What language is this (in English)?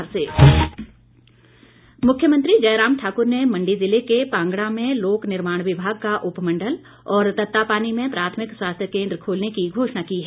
Hindi